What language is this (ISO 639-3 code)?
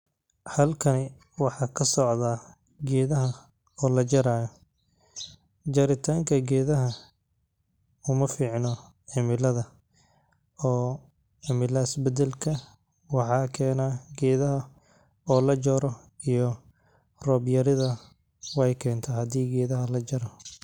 som